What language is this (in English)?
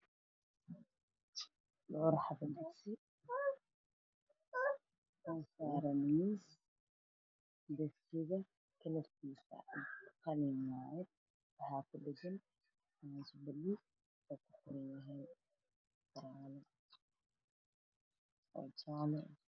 Somali